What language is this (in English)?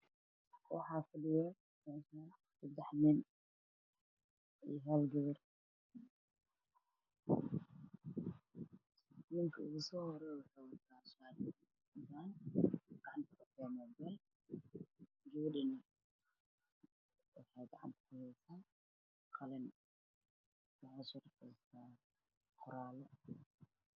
Somali